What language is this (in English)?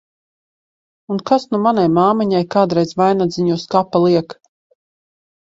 Latvian